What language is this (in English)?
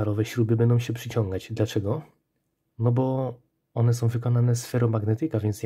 Polish